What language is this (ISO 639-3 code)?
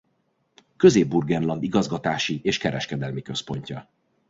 hun